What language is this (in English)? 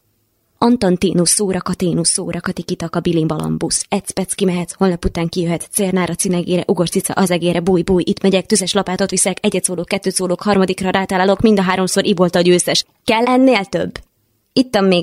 Hungarian